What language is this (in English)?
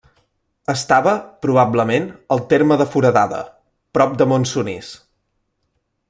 Catalan